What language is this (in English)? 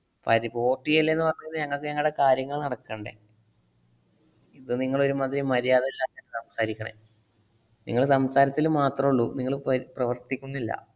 Malayalam